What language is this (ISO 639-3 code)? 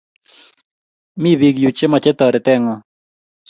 kln